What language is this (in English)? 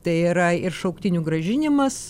Lithuanian